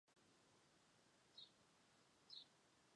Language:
Chinese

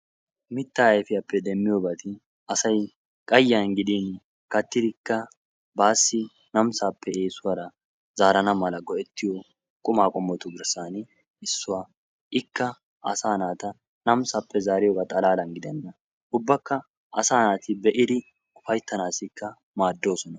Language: Wolaytta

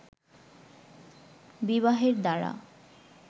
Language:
Bangla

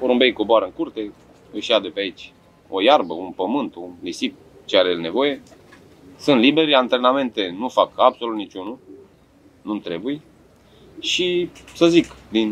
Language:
Romanian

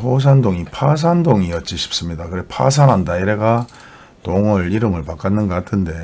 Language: Korean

